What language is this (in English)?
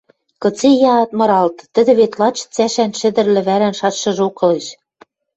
Western Mari